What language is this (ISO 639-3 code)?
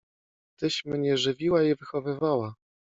pol